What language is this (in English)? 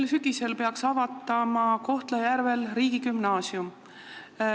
Estonian